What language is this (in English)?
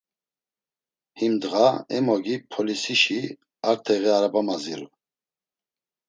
Laz